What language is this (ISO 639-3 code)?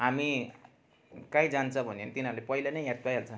nep